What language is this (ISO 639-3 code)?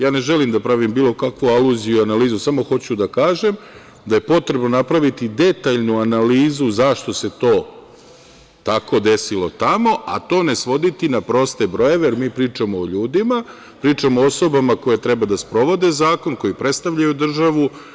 srp